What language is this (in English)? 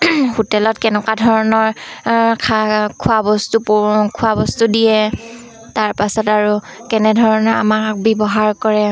Assamese